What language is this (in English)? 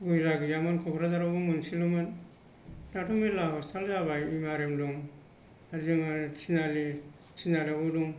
Bodo